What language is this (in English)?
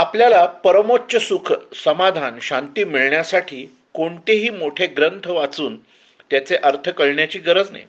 Marathi